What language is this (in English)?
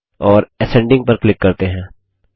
Hindi